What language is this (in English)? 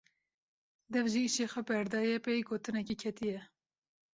Kurdish